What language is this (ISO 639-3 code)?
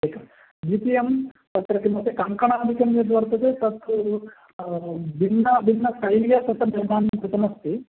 san